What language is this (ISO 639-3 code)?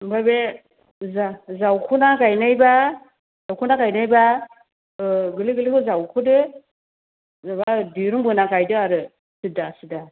brx